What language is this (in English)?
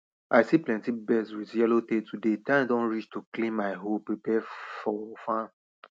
Nigerian Pidgin